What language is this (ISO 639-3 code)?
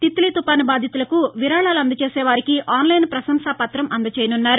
tel